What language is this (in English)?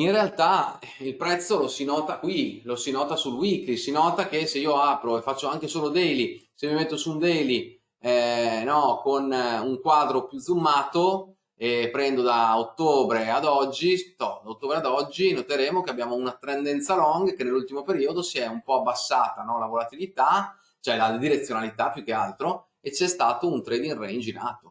Italian